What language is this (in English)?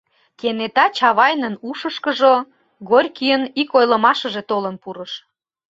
Mari